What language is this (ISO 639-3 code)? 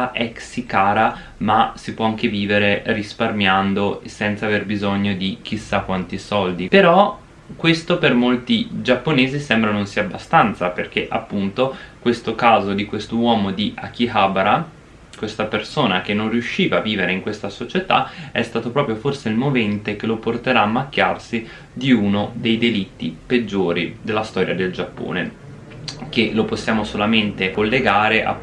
ita